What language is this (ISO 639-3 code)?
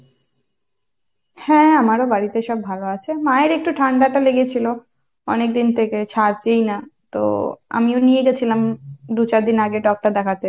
ben